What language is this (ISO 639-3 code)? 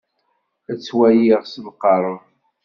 kab